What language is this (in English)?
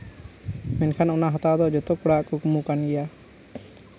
Santali